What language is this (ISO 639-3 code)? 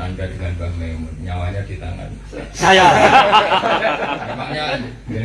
ind